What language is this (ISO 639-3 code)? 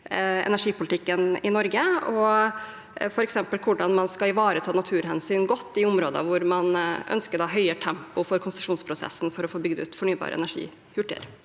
nor